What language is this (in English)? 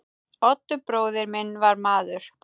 Icelandic